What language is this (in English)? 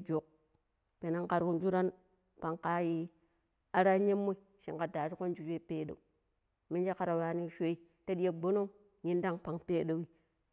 Pero